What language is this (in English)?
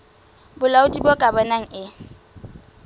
Southern Sotho